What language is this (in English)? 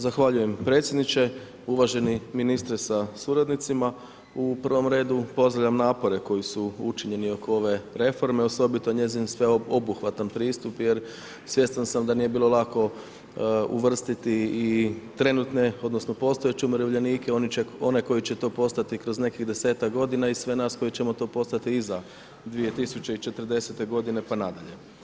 Croatian